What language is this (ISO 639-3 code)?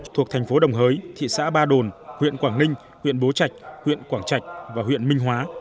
vie